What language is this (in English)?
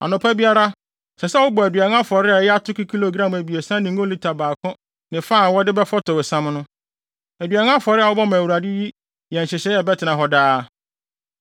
Akan